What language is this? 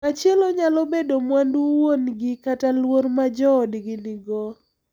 Luo (Kenya and Tanzania)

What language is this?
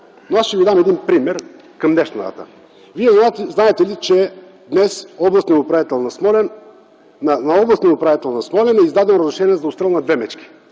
Bulgarian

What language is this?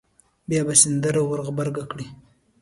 Pashto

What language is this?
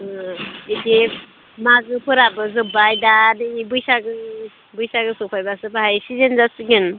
Bodo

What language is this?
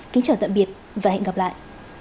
Vietnamese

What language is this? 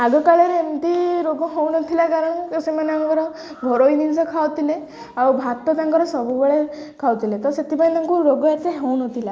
Odia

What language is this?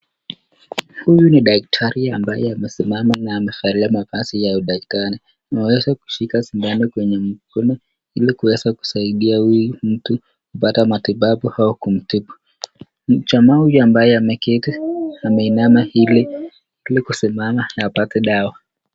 Swahili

